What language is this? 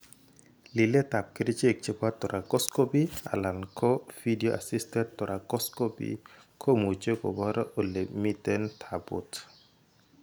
Kalenjin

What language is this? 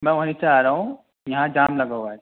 Urdu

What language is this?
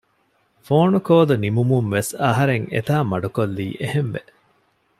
Divehi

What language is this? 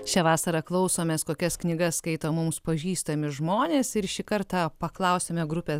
Lithuanian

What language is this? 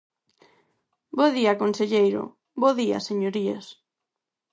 Galician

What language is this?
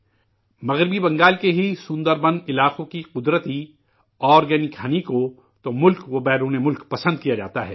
Urdu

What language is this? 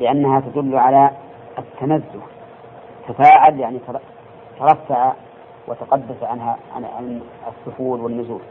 Arabic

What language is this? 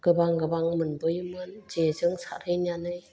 Bodo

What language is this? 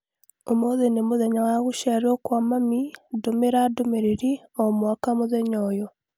Kikuyu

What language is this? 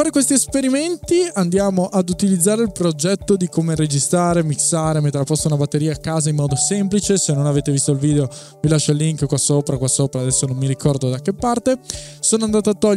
Italian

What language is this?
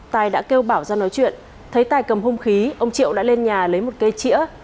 Vietnamese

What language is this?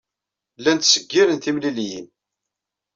Kabyle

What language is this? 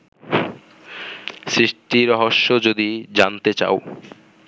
Bangla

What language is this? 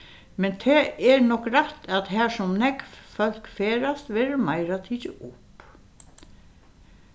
Faroese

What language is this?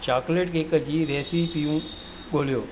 Sindhi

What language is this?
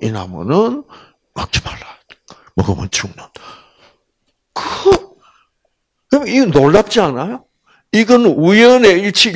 Korean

